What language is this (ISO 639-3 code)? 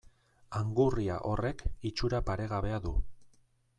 eus